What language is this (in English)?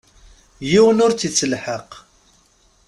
Kabyle